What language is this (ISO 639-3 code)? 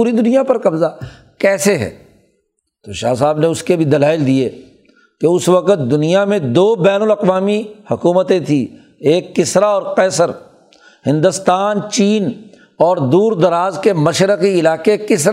urd